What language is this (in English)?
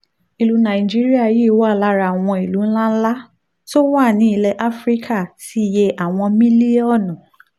Yoruba